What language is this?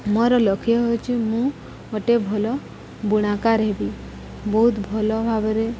Odia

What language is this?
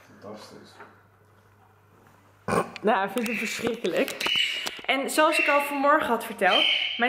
Dutch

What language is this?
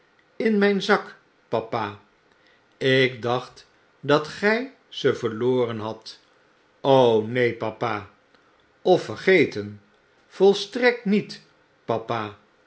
Dutch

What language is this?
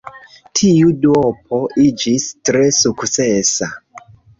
Esperanto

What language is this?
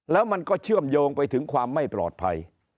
Thai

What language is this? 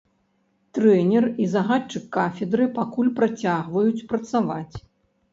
Belarusian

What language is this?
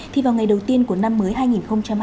Vietnamese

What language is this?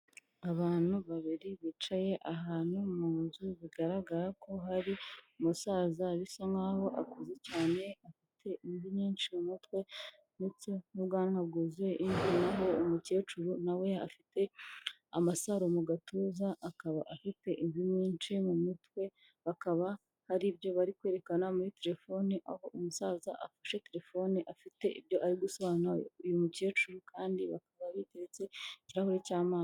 Kinyarwanda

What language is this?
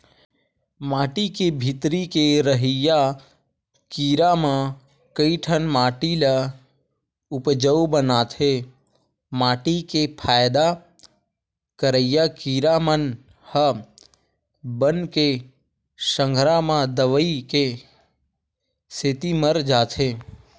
Chhattisgarhi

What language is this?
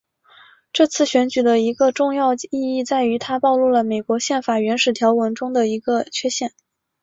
Chinese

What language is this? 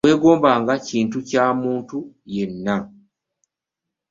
Ganda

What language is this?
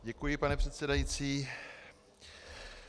Czech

